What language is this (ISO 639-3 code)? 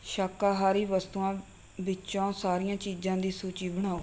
pan